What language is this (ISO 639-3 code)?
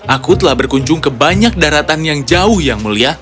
ind